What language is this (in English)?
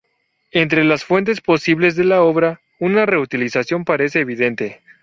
Spanish